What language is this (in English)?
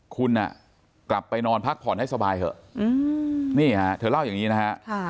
Thai